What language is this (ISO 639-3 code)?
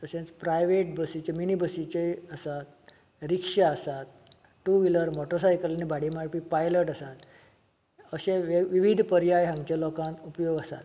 kok